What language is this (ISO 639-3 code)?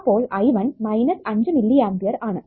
mal